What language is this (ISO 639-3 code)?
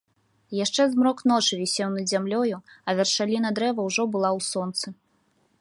bel